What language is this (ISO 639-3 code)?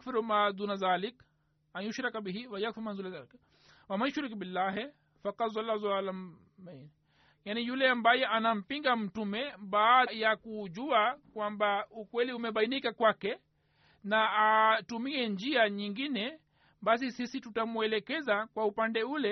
swa